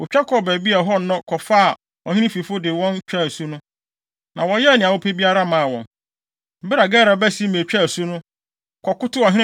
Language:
Akan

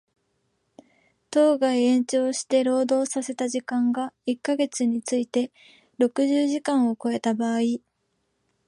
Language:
Japanese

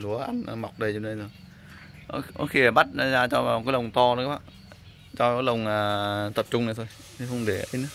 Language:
Vietnamese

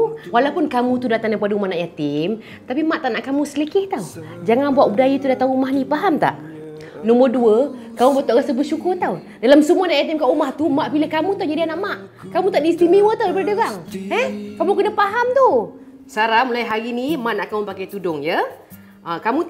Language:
Malay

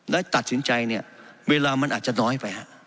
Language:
Thai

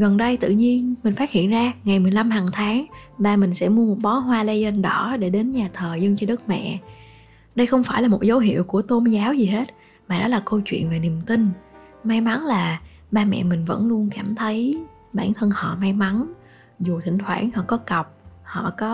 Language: Vietnamese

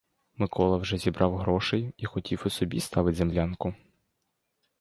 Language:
Ukrainian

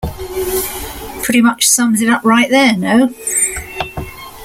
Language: English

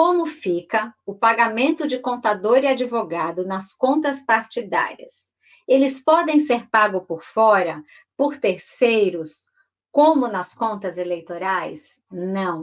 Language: Portuguese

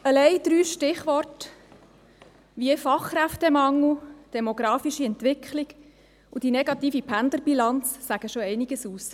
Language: Swiss German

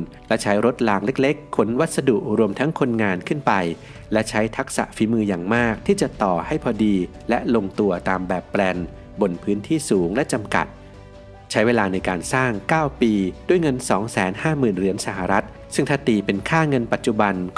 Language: Thai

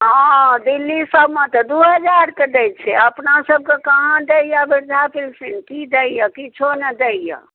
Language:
Maithili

